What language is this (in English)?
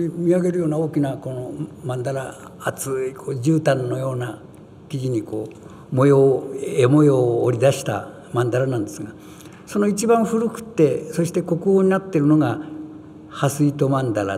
Japanese